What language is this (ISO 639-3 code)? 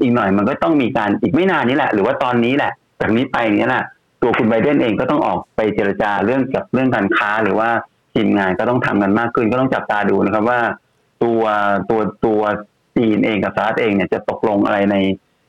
tha